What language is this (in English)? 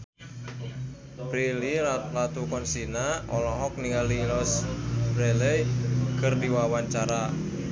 Sundanese